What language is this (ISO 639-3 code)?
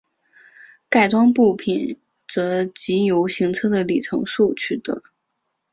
zho